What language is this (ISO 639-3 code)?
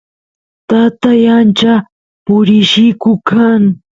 qus